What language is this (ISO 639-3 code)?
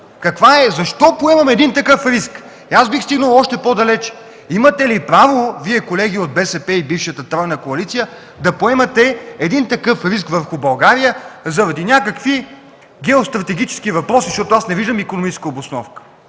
bul